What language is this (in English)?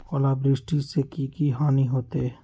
Magahi